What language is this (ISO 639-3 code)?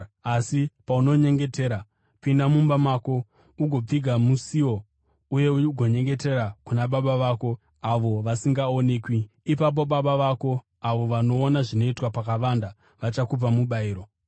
sna